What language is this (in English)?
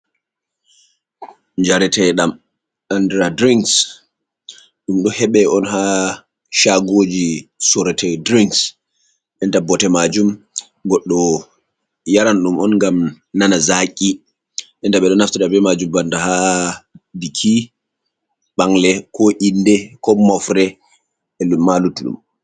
Fula